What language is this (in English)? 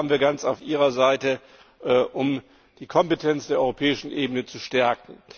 German